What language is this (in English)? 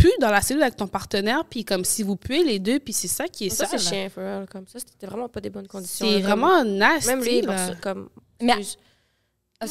French